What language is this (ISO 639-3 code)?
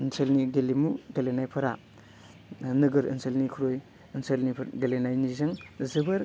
brx